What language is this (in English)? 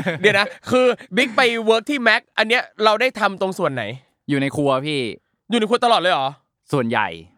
Thai